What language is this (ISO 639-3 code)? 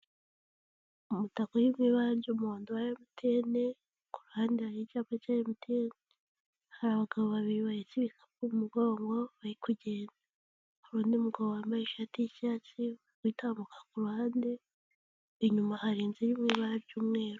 kin